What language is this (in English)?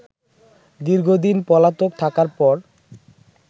Bangla